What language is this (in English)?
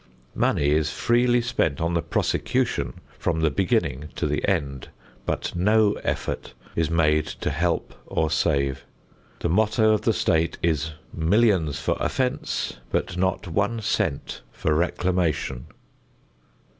English